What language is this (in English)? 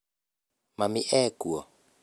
Kikuyu